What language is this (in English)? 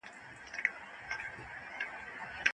Pashto